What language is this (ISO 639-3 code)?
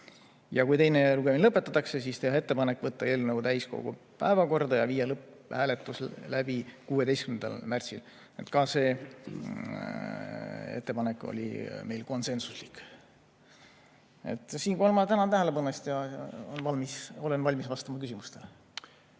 est